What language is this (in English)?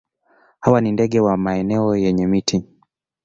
Swahili